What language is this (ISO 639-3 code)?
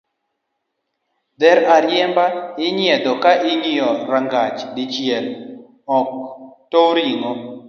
luo